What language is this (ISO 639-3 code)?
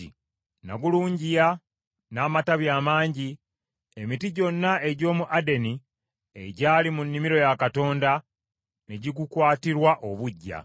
lug